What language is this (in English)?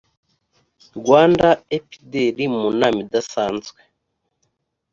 Kinyarwanda